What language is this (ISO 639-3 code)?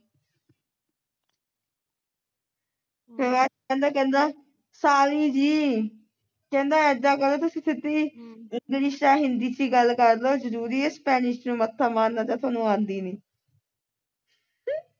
pan